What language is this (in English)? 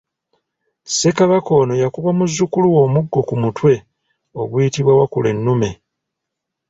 Ganda